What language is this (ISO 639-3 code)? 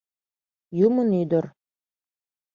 chm